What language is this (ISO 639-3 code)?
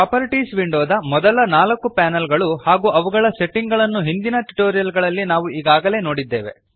kan